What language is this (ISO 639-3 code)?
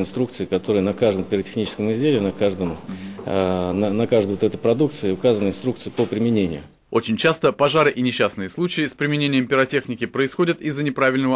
rus